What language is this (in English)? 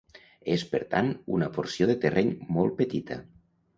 Catalan